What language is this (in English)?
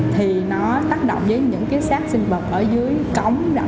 Vietnamese